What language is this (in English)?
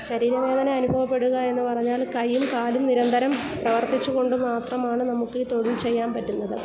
Malayalam